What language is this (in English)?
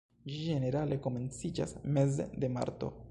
Esperanto